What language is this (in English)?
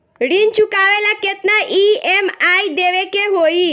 Bhojpuri